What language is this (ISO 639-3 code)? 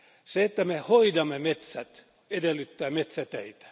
fin